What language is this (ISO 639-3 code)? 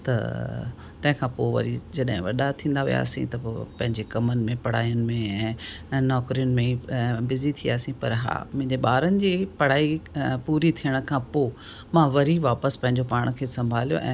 snd